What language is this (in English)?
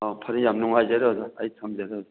Manipuri